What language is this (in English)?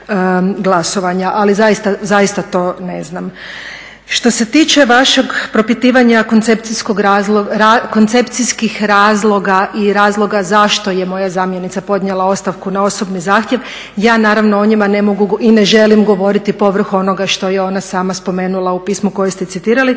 Croatian